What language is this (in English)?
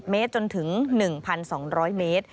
Thai